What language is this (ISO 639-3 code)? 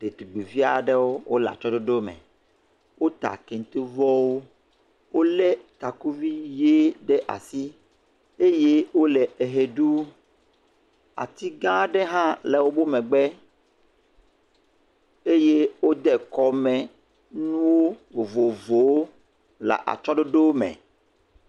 ewe